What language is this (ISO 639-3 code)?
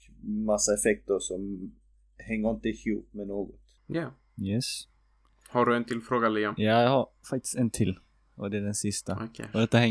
swe